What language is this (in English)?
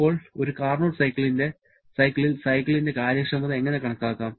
Malayalam